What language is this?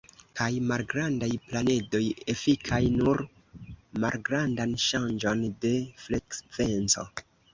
Esperanto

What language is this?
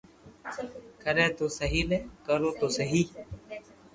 Loarki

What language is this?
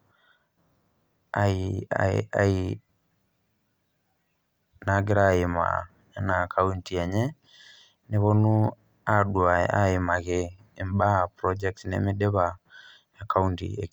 Masai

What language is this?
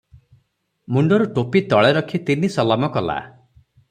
Odia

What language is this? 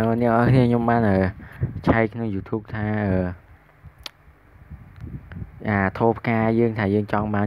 Vietnamese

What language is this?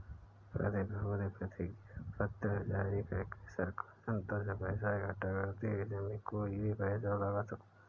Hindi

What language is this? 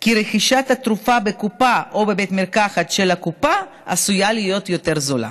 Hebrew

